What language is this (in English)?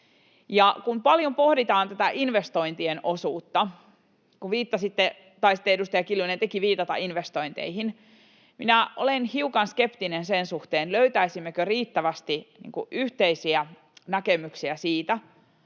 Finnish